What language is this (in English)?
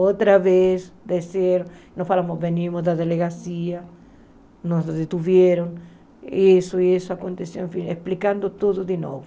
Portuguese